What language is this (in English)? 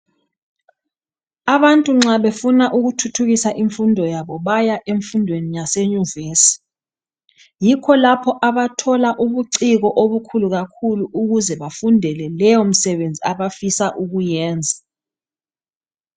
North Ndebele